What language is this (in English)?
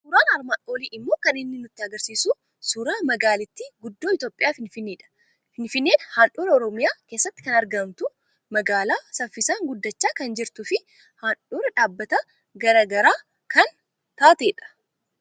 Oromo